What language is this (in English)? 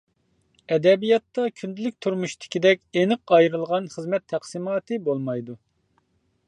Uyghur